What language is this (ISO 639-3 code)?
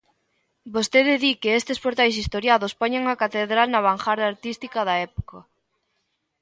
glg